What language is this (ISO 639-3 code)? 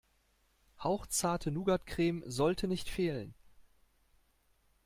deu